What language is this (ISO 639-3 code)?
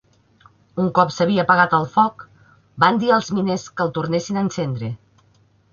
cat